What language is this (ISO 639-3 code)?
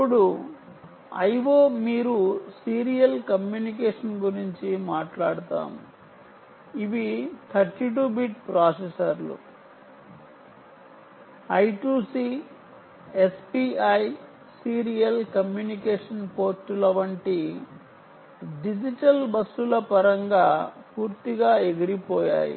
tel